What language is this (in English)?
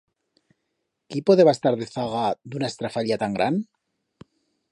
Aragonese